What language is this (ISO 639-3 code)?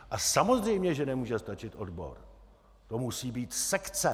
ces